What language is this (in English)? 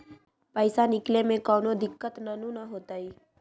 Magahi